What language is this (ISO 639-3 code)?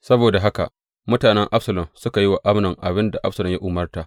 hau